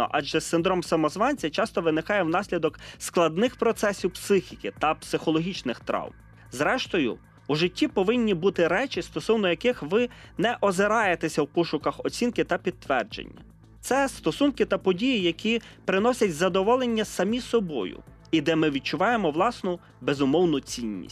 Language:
Ukrainian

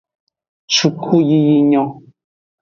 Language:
Aja (Benin)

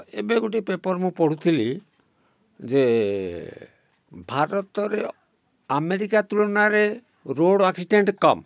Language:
Odia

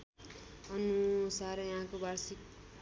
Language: Nepali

